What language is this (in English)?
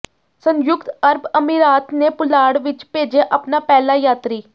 Punjabi